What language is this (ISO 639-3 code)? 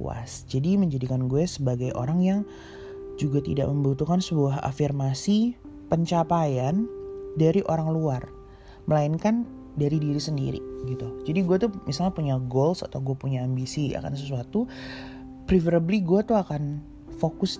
ind